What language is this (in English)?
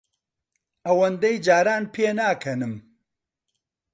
Central Kurdish